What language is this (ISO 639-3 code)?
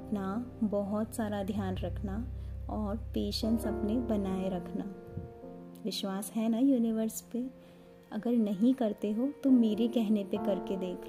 hin